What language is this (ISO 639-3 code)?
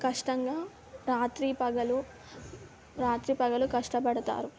tel